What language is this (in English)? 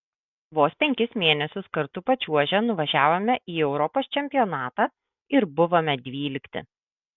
Lithuanian